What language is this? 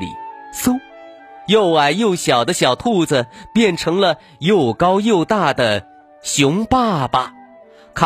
Chinese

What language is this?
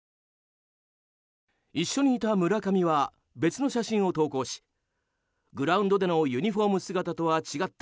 Japanese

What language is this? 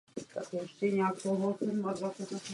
Czech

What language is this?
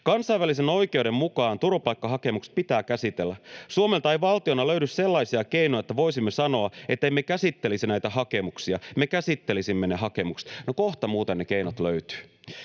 Finnish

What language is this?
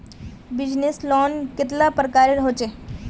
Magahi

